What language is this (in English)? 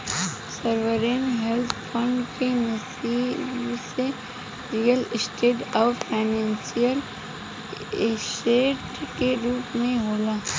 Bhojpuri